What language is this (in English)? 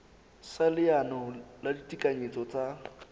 Southern Sotho